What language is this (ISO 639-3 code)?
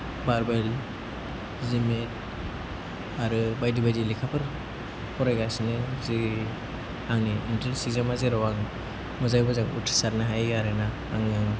brx